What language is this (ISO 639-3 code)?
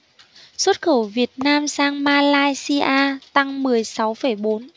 vie